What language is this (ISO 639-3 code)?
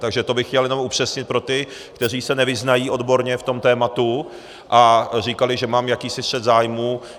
ces